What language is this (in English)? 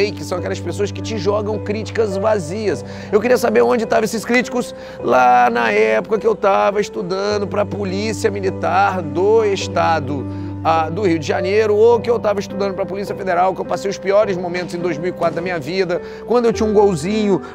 Portuguese